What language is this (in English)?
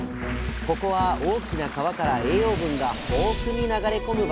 Japanese